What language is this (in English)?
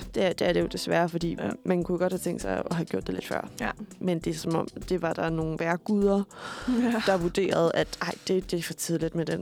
Danish